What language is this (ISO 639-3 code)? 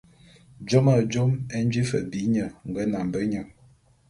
bum